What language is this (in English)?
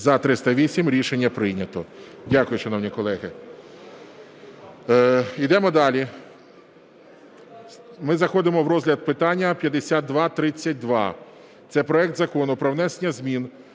Ukrainian